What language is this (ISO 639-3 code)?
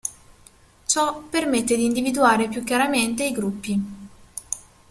ita